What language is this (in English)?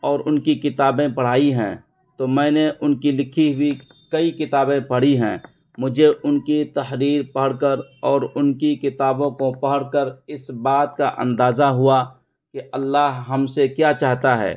Urdu